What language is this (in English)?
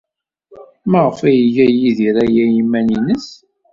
Kabyle